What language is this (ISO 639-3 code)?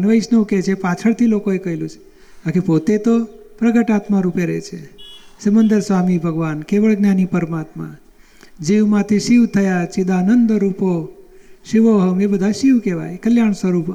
guj